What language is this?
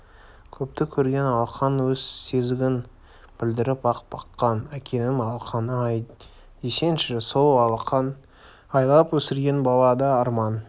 Kazakh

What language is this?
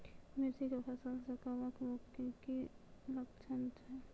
Maithili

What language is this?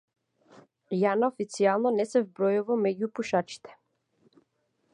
Macedonian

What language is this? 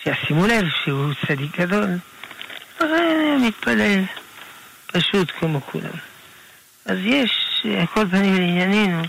Hebrew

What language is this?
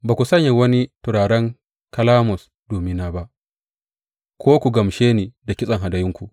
Hausa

